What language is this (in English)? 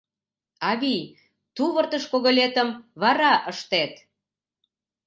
Mari